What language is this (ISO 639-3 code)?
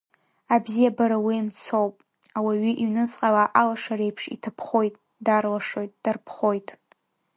abk